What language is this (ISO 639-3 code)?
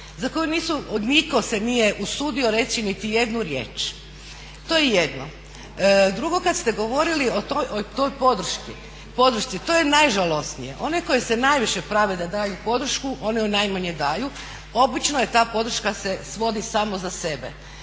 hrv